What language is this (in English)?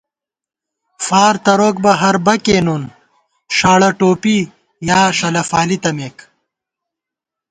Gawar-Bati